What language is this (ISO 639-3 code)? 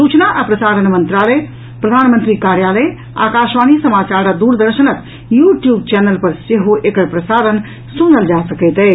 mai